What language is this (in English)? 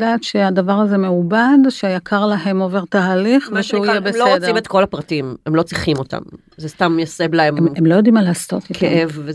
Hebrew